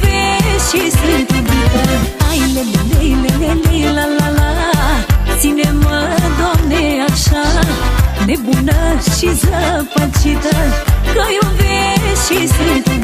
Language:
Romanian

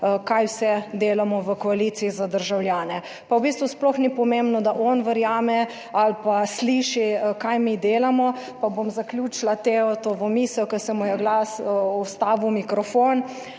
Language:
Slovenian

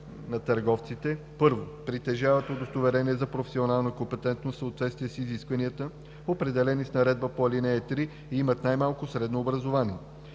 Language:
Bulgarian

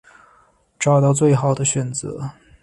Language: Chinese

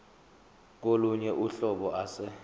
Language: Zulu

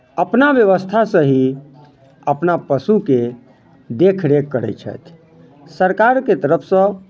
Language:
Maithili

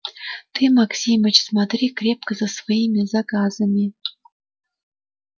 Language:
Russian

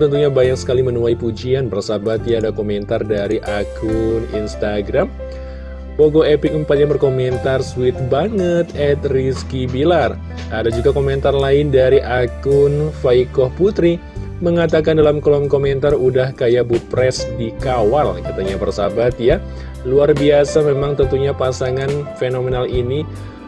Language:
Indonesian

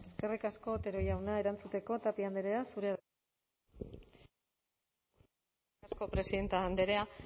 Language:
Basque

